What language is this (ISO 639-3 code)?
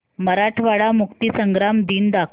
mar